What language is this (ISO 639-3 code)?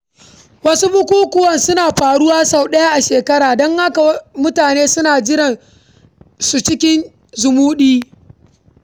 hau